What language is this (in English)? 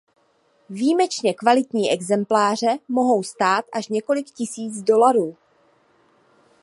Czech